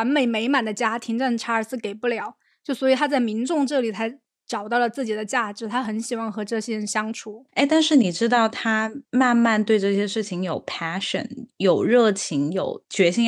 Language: Chinese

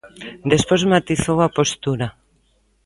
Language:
Galician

